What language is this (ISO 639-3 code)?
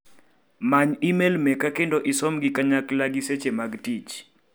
luo